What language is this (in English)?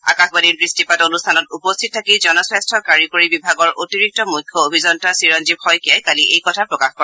Assamese